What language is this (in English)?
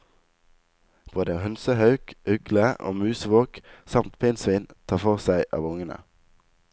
Norwegian